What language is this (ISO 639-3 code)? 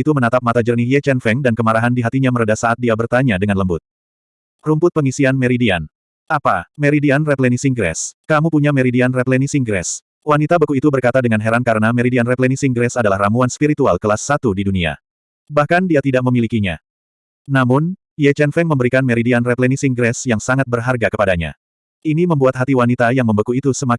ind